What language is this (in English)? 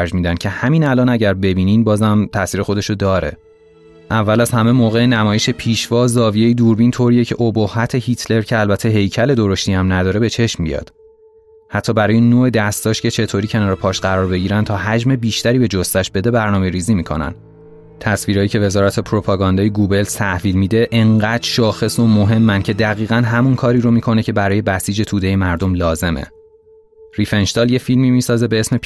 Persian